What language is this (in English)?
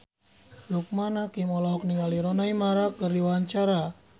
Sundanese